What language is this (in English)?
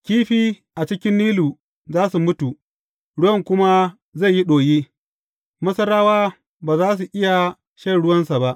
Hausa